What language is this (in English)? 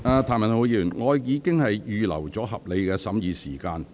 Cantonese